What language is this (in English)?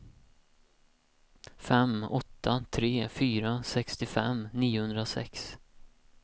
Swedish